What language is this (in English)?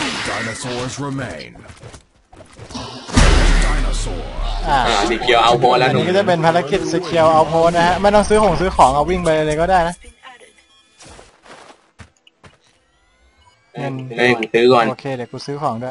Thai